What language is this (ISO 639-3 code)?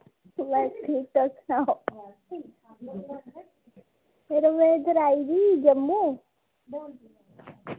doi